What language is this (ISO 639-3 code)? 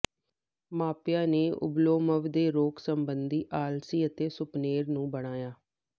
pan